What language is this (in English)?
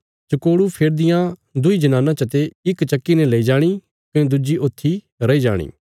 Bilaspuri